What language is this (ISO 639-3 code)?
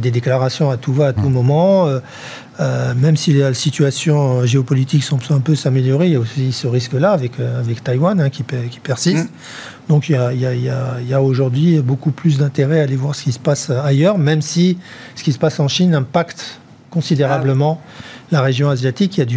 fra